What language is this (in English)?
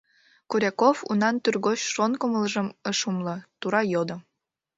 Mari